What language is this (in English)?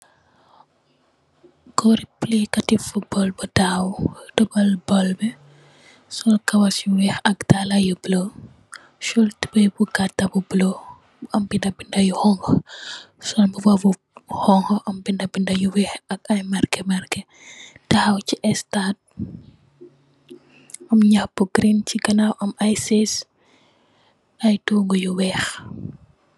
Wolof